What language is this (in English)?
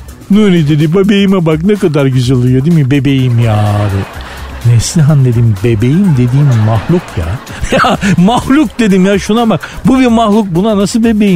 Turkish